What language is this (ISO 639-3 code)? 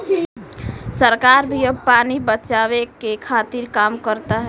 bho